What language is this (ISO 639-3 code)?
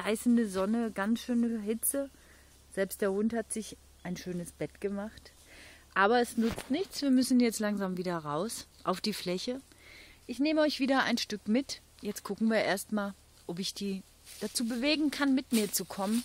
deu